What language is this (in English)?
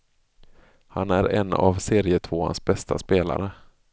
Swedish